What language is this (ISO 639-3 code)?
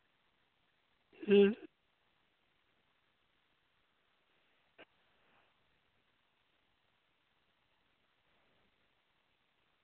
sat